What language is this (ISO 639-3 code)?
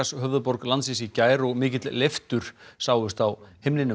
isl